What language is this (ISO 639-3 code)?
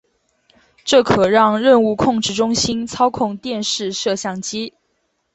zho